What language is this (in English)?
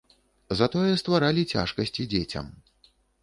Belarusian